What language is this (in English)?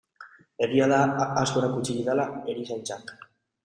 Basque